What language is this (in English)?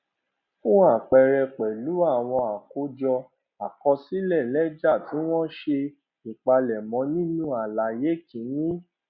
Yoruba